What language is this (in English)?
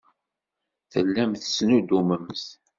Kabyle